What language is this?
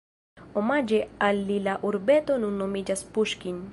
Esperanto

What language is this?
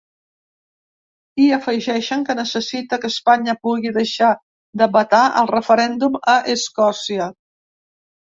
Catalan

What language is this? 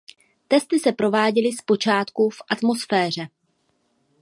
Czech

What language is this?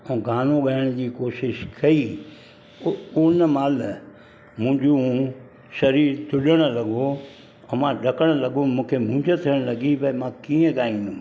Sindhi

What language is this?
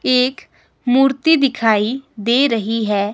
Hindi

